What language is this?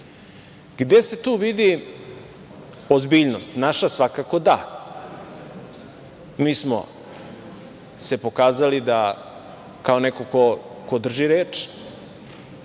Serbian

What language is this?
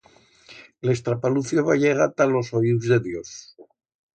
Aragonese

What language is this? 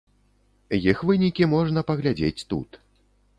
Belarusian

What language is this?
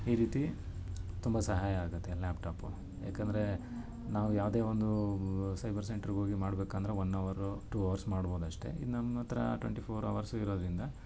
Kannada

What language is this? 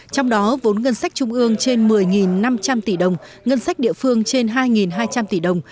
Vietnamese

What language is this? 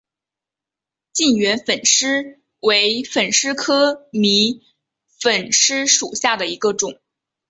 Chinese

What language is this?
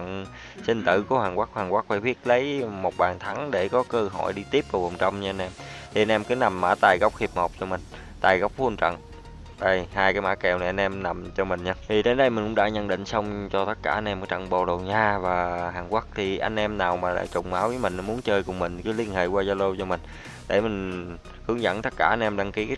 Vietnamese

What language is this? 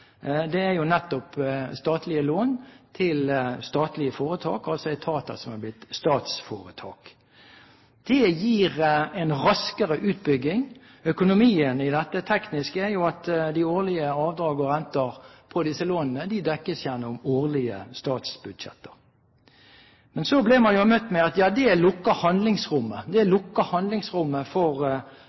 Norwegian Bokmål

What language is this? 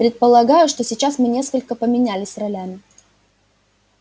Russian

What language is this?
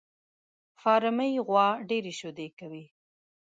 Pashto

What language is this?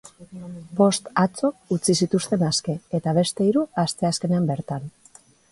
Basque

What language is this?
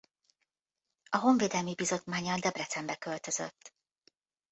Hungarian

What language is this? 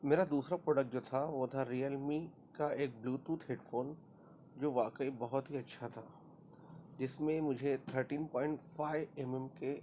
Urdu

